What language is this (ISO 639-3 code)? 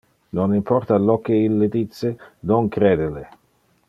ina